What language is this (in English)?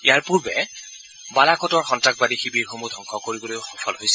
Assamese